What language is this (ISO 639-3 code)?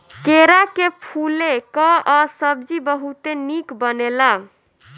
bho